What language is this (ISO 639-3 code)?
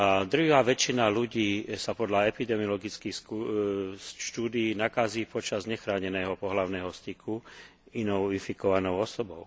slk